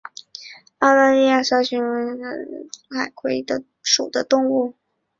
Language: Chinese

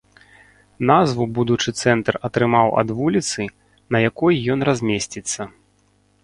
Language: Belarusian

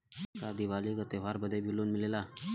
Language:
Bhojpuri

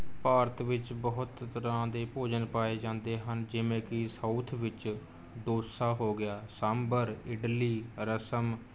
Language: Punjabi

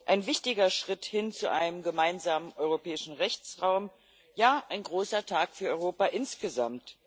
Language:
German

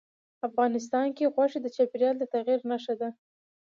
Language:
Pashto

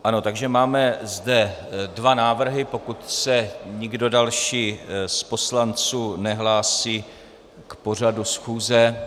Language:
Czech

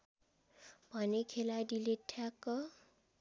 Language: Nepali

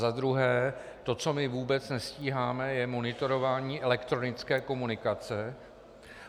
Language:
Czech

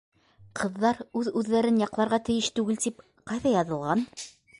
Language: Bashkir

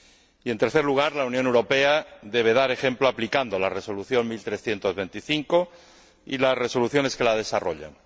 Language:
Spanish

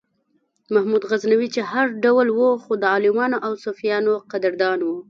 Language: Pashto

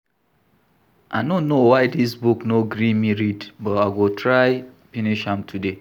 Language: Nigerian Pidgin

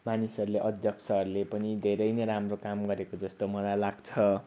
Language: Nepali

